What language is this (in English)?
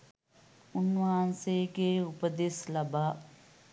Sinhala